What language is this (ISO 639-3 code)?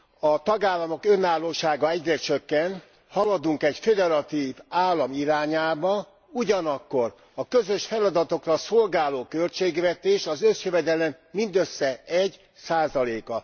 hun